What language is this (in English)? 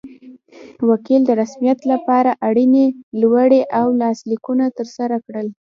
Pashto